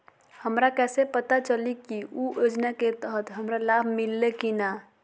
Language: Magahi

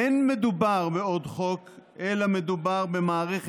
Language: Hebrew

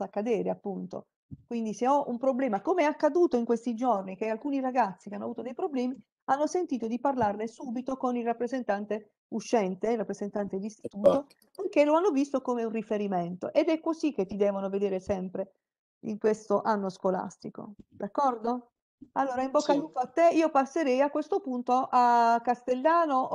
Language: Italian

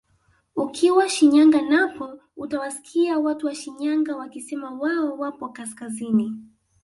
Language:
Swahili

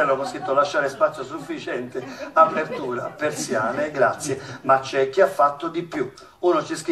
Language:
Italian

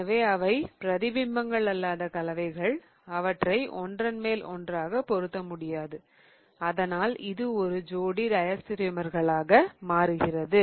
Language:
Tamil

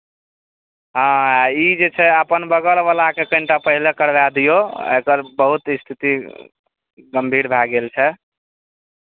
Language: Maithili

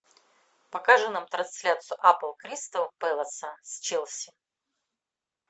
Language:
Russian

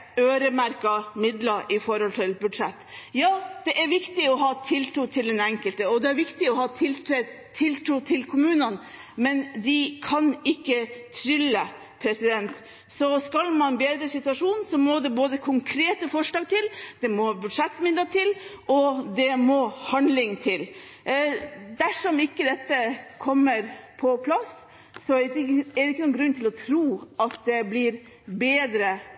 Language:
Norwegian Bokmål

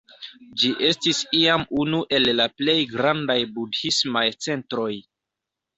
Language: Esperanto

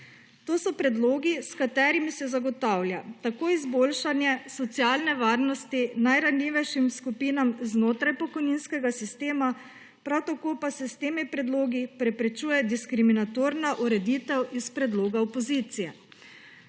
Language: Slovenian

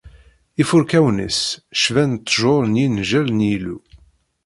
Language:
Kabyle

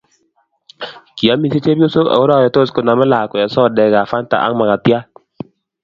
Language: Kalenjin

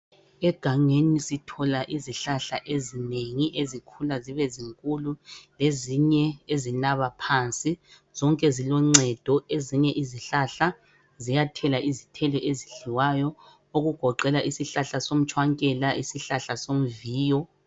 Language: North Ndebele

